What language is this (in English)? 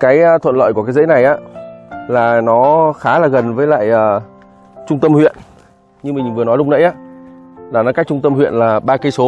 Vietnamese